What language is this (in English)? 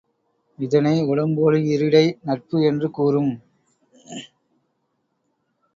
Tamil